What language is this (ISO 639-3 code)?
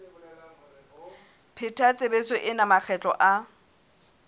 sot